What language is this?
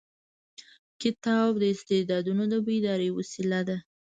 Pashto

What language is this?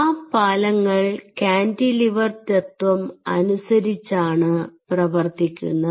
Malayalam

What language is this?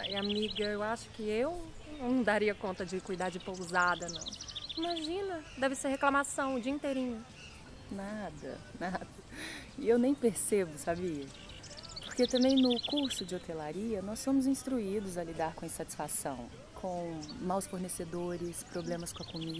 Portuguese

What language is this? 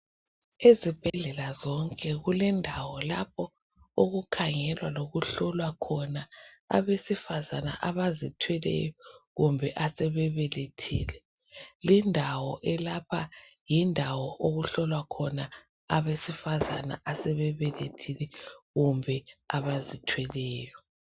North Ndebele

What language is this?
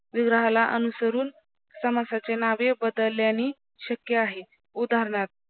Marathi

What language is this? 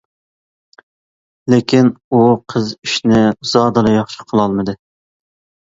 Uyghur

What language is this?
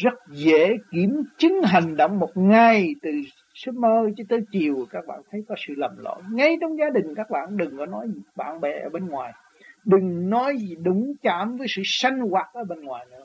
Vietnamese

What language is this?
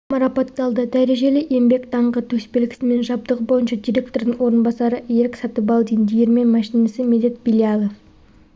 Kazakh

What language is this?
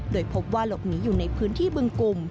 Thai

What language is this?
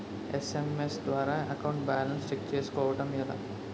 Telugu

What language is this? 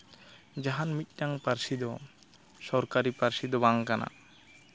Santali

